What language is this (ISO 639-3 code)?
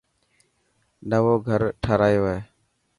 mki